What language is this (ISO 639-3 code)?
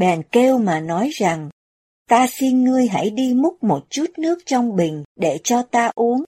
vie